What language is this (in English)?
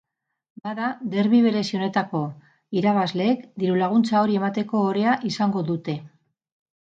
Basque